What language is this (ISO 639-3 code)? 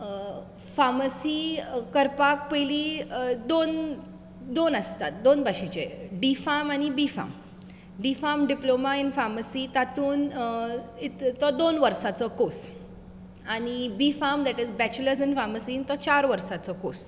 kok